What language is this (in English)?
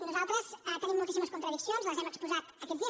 Catalan